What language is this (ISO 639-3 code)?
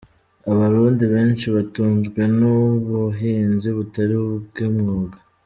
kin